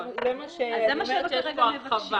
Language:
Hebrew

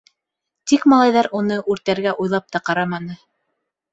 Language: Bashkir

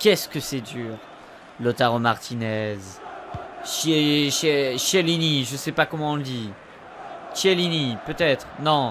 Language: French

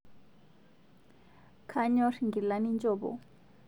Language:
Masai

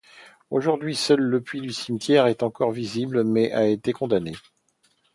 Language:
French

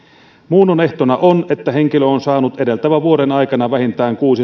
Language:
Finnish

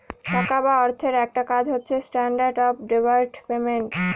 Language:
Bangla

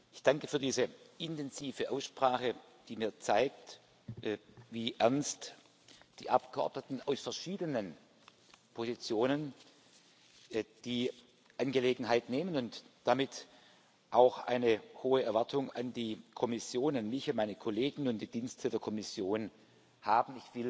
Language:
German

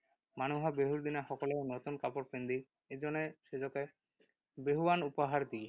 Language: Assamese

